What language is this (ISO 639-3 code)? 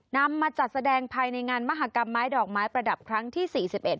tha